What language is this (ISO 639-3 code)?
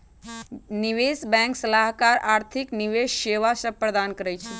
mag